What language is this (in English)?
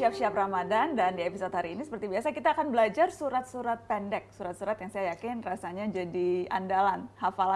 Indonesian